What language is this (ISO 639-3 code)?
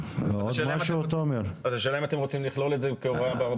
heb